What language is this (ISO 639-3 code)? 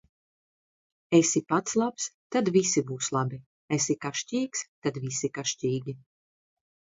lav